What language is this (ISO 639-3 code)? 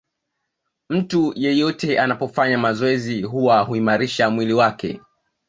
swa